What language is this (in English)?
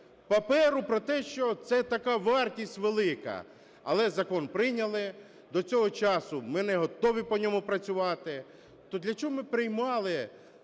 Ukrainian